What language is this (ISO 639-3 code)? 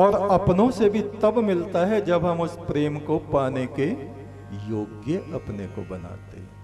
hin